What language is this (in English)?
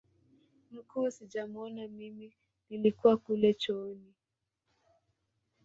Swahili